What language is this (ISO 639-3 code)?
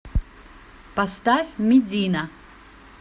rus